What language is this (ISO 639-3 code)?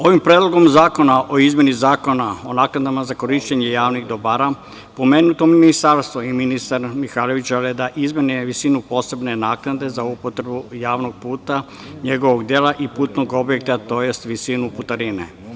srp